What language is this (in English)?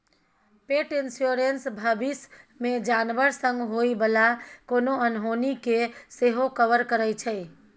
Maithili